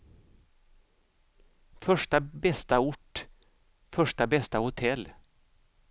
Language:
Swedish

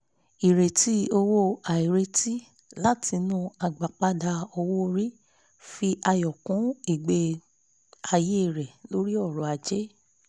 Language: Yoruba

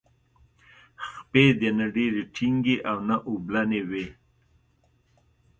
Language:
Pashto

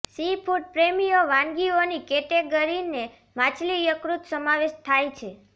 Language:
Gujarati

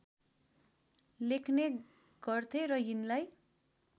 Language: Nepali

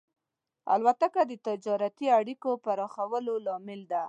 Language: Pashto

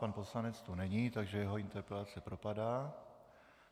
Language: Czech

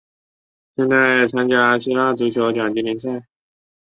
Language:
Chinese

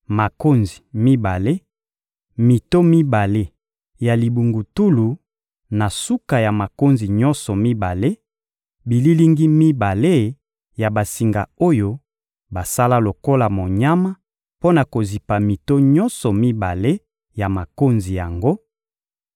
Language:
Lingala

